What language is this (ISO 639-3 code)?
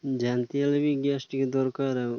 ori